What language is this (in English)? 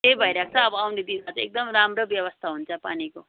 Nepali